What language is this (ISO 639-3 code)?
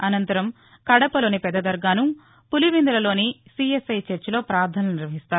tel